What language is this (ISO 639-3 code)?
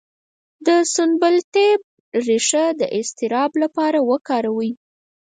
pus